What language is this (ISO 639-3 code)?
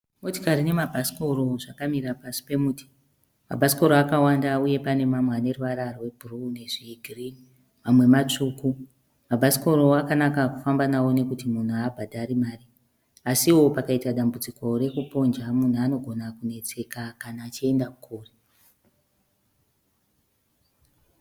sna